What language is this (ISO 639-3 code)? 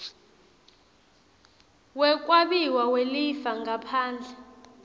ssw